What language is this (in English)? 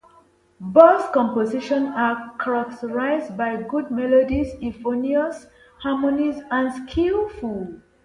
English